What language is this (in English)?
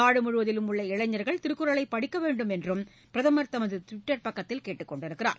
Tamil